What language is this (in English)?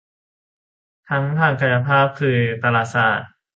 Thai